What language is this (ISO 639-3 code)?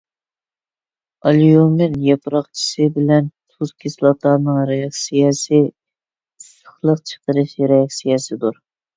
uig